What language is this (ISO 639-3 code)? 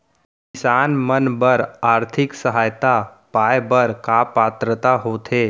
hne